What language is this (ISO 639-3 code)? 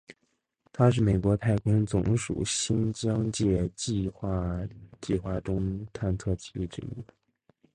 zho